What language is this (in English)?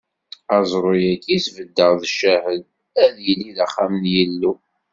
Kabyle